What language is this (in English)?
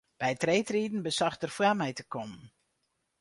Western Frisian